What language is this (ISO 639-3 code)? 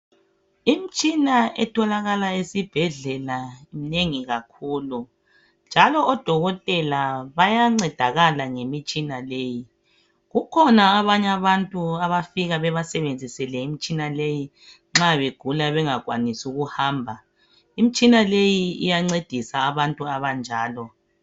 nde